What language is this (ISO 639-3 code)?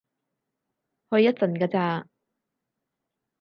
yue